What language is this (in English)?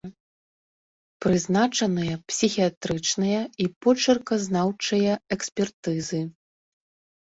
Belarusian